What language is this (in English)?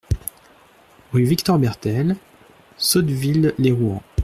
French